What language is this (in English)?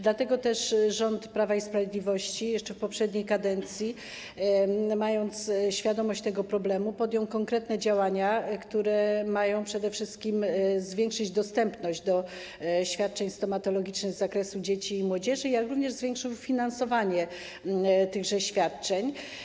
Polish